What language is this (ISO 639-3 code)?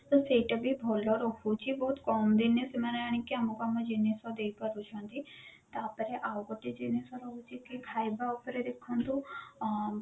ori